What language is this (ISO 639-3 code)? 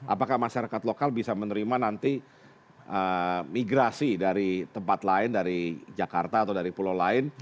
ind